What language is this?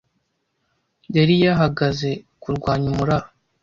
Kinyarwanda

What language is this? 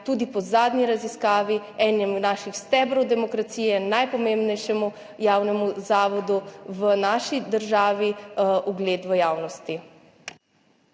Slovenian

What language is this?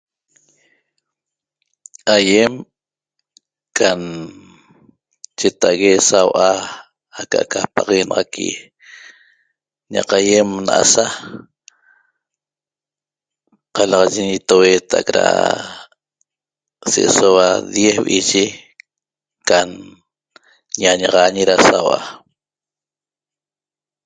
Toba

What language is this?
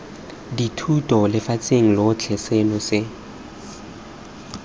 Tswana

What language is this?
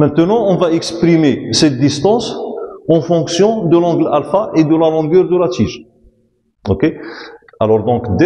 French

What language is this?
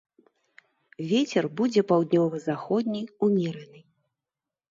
Belarusian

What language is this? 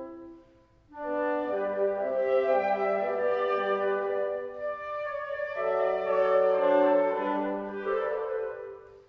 Dutch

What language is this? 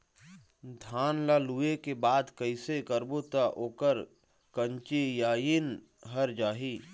Chhattisgarhi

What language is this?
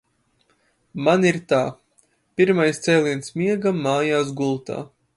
Latvian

